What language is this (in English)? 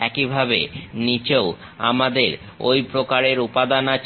Bangla